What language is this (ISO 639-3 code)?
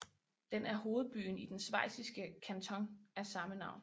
dan